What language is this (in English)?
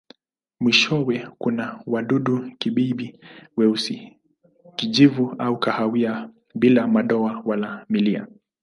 Swahili